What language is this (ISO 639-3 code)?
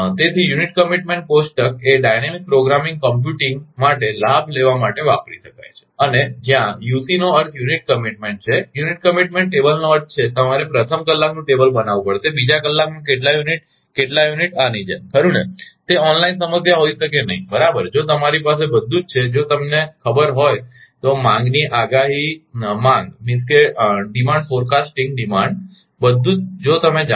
guj